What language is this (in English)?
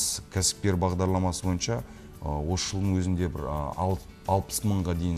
Russian